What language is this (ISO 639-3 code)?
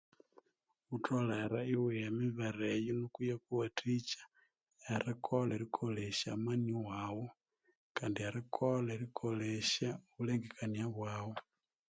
koo